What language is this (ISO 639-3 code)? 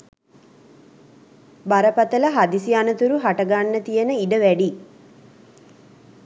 sin